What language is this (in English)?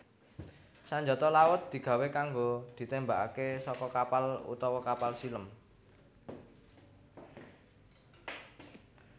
Javanese